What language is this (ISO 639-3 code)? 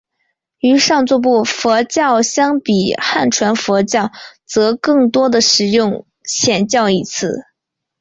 zho